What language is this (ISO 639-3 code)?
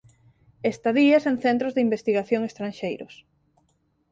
glg